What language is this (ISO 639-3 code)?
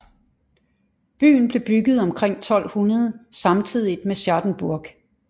dan